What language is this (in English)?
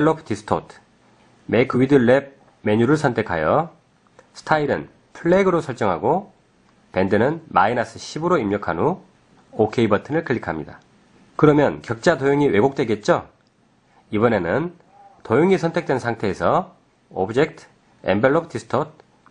Korean